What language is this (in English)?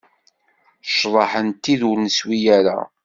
Kabyle